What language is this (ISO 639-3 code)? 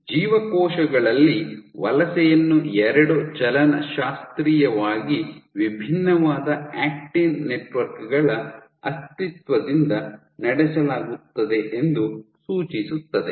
kan